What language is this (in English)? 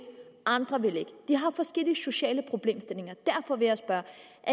Danish